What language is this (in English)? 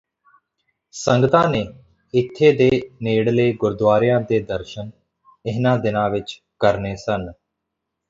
Punjabi